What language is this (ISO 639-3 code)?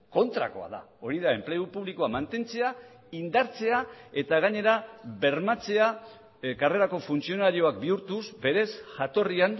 eus